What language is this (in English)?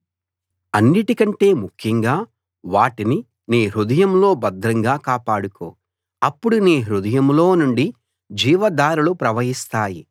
Telugu